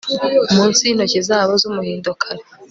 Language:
Kinyarwanda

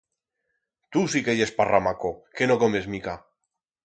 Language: Aragonese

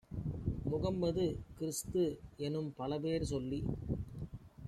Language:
Tamil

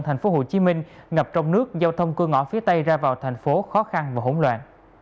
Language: Vietnamese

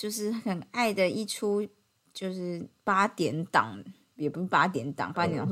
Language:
Chinese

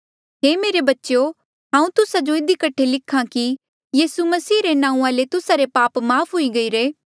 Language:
Mandeali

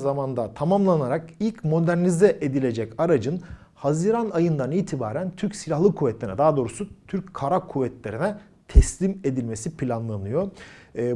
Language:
Turkish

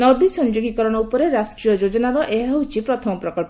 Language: Odia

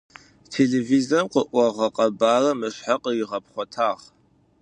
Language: Adyghe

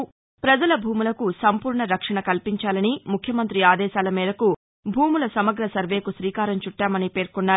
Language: Telugu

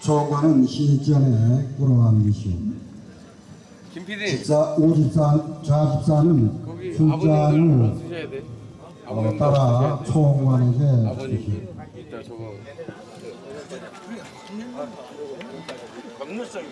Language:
Korean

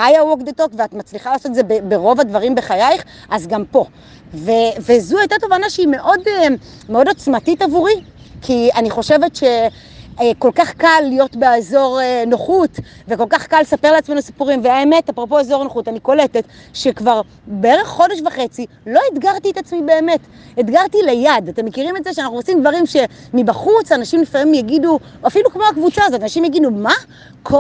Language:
Hebrew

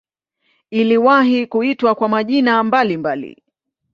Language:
Swahili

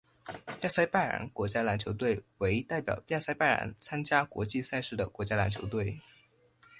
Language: Chinese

